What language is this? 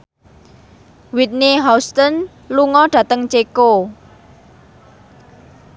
Javanese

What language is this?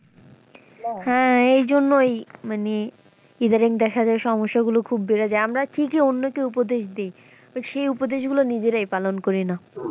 Bangla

